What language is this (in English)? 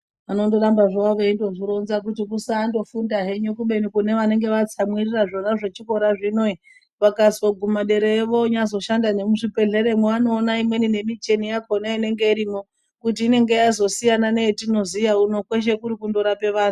Ndau